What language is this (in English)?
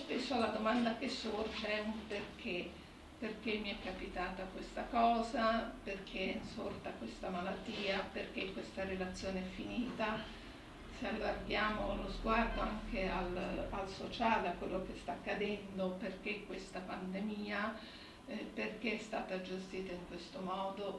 Italian